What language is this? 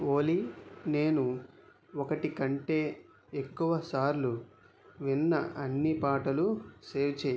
Telugu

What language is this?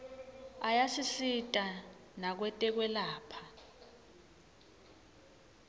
Swati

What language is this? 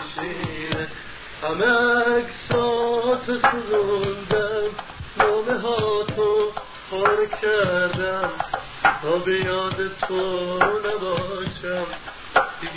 Persian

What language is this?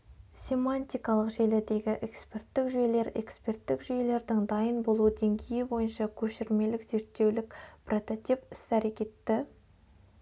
Kazakh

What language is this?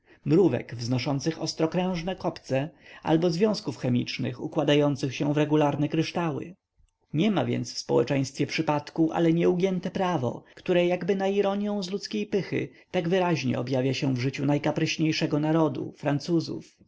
Polish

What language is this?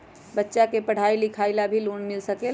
Magahi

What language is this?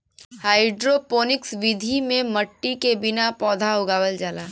Bhojpuri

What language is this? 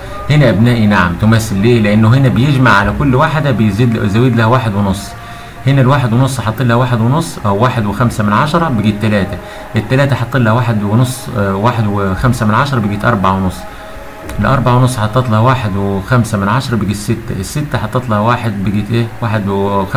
Arabic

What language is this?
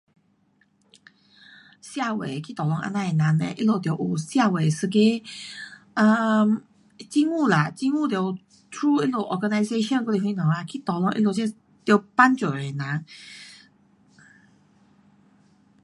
Pu-Xian Chinese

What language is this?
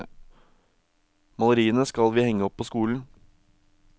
Norwegian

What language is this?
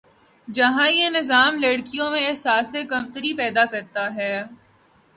Urdu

